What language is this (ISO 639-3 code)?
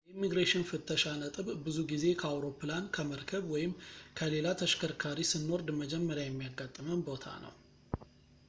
amh